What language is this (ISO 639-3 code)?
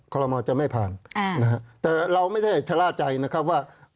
tha